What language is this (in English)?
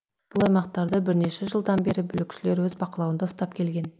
Kazakh